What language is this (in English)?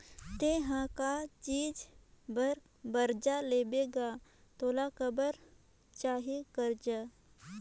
Chhattisgarhi